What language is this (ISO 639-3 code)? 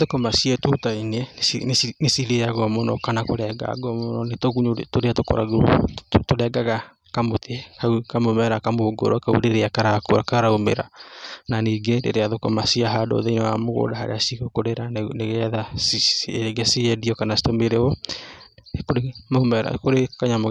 kik